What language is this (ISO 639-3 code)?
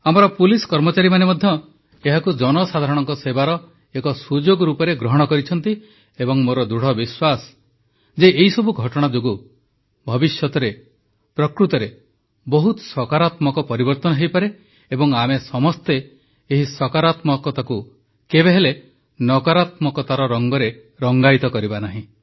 ori